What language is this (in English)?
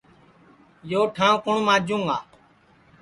Sansi